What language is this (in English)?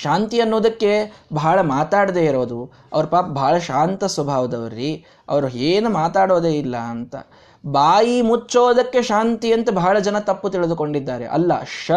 Kannada